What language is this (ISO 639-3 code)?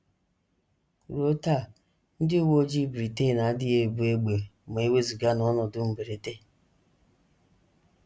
ibo